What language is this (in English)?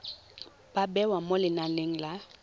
Tswana